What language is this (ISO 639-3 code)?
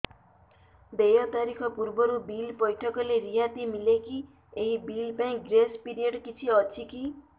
ori